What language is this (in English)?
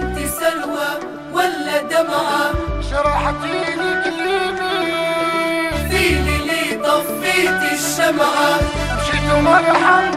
Arabic